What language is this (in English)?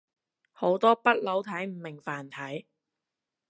Cantonese